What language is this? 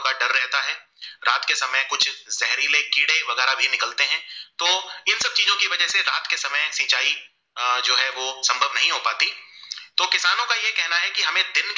Gujarati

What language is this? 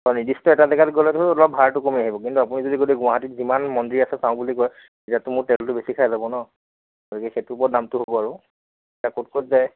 Assamese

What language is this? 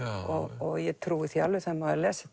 Icelandic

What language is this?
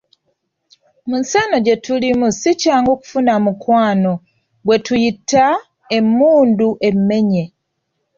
Ganda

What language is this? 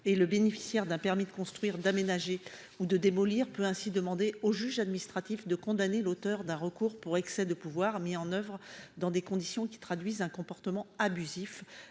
French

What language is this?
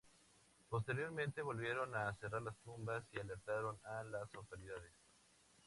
Spanish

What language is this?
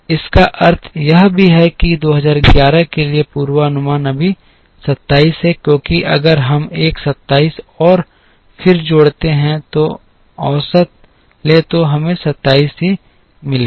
Hindi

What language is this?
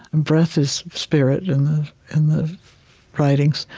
English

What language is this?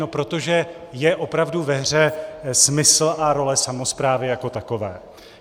Czech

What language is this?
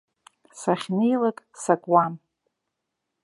Abkhazian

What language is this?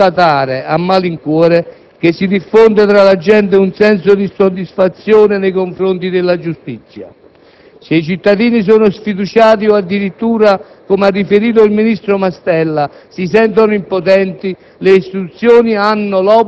Italian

